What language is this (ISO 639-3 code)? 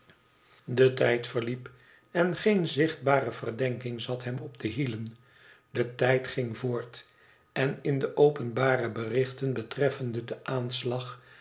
nld